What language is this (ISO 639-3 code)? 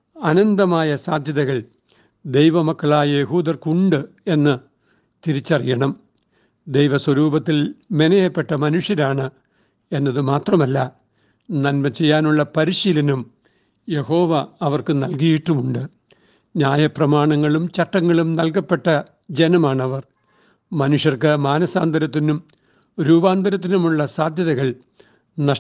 mal